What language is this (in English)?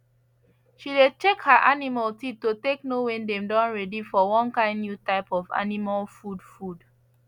Nigerian Pidgin